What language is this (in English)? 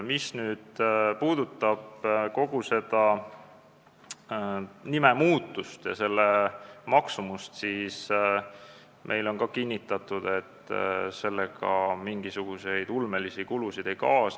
Estonian